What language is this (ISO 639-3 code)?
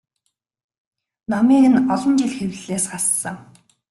mon